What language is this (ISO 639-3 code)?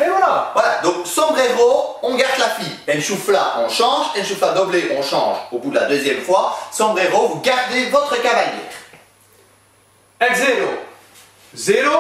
fra